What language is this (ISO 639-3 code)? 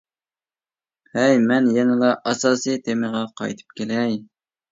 uig